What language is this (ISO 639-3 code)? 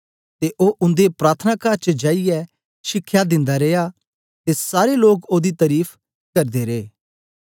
doi